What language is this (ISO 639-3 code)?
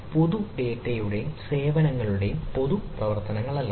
mal